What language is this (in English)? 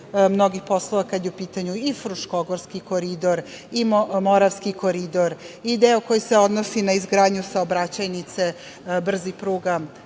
Serbian